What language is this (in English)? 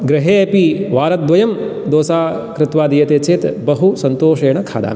Sanskrit